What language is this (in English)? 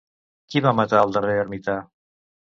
Catalan